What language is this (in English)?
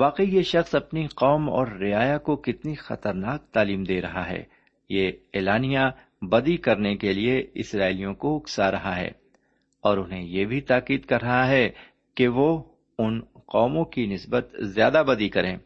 Urdu